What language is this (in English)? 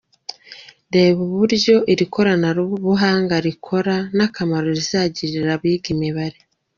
Kinyarwanda